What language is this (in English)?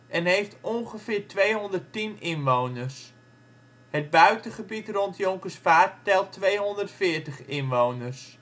Dutch